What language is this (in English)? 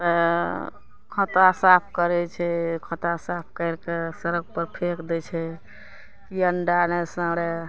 Maithili